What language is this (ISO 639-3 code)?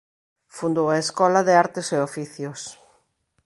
glg